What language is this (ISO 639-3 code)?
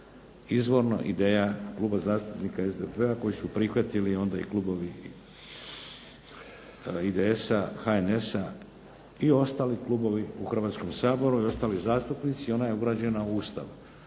hrv